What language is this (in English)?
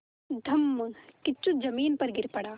Hindi